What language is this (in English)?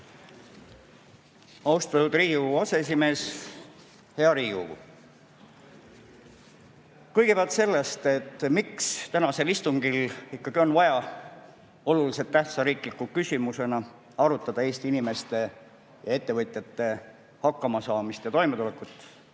Estonian